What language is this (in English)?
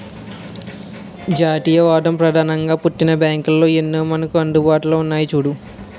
Telugu